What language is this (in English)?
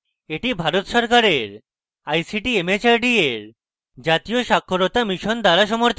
Bangla